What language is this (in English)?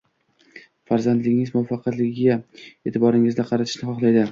Uzbek